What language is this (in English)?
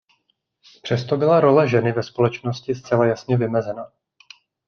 Czech